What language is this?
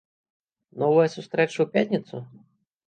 Belarusian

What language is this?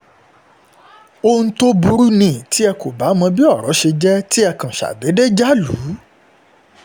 Yoruba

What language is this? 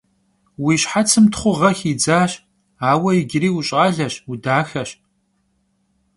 Kabardian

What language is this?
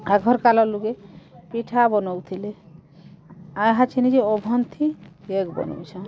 Odia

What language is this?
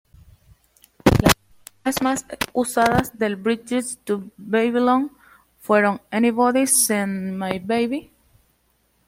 Spanish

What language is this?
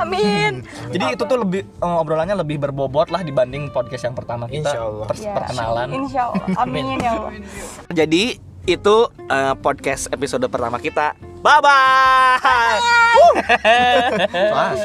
Indonesian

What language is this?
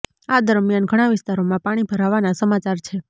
Gujarati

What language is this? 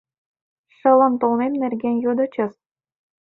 Mari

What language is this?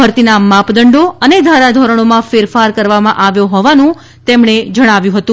Gujarati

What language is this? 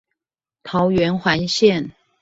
Chinese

